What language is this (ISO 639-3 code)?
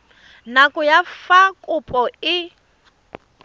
tsn